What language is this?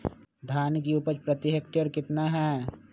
Magahi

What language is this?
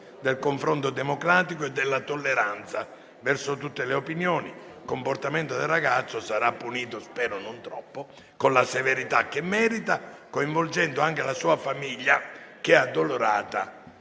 Italian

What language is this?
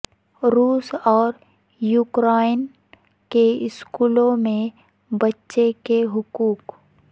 Urdu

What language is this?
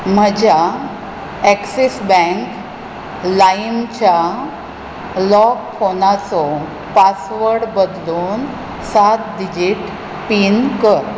Konkani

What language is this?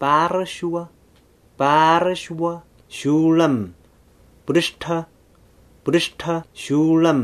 Lithuanian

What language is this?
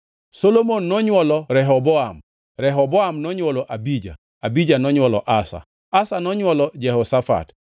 Luo (Kenya and Tanzania)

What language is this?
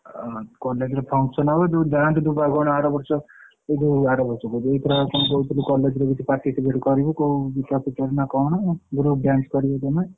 Odia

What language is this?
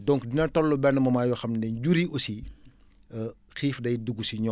Wolof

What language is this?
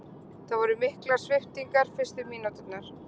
Icelandic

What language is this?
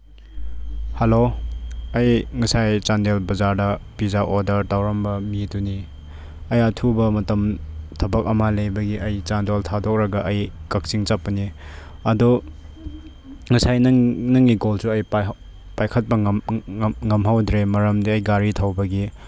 Manipuri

